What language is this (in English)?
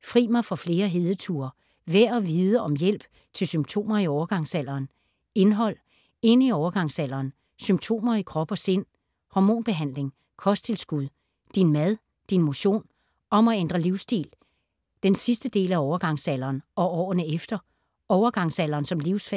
Danish